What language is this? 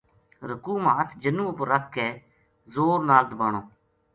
Gujari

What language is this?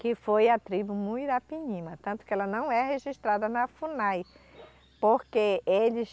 Portuguese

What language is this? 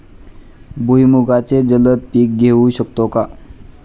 Marathi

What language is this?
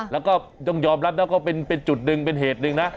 Thai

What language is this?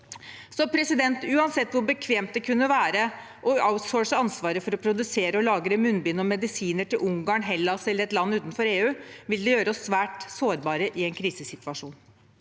Norwegian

